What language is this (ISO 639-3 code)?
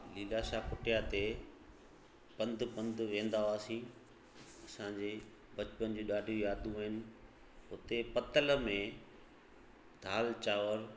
snd